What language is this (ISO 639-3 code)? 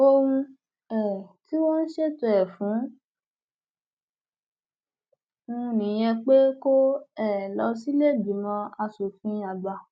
yor